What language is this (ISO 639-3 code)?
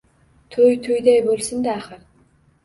uzb